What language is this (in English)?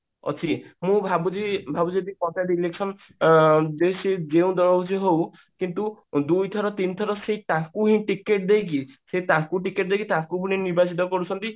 Odia